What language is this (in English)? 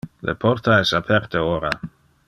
Interlingua